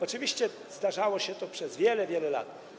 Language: Polish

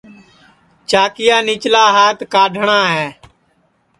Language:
Sansi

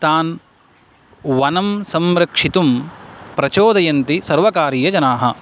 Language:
Sanskrit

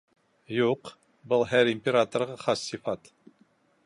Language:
Bashkir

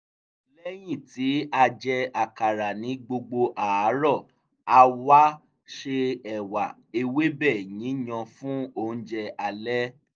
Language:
Yoruba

